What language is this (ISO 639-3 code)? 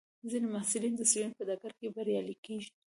pus